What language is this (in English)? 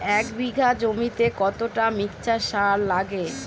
Bangla